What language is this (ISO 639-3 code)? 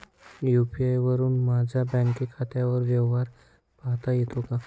mar